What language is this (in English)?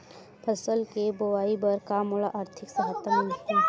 Chhattisgarhi